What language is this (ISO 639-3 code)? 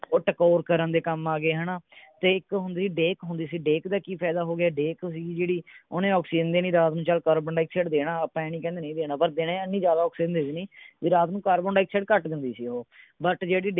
pan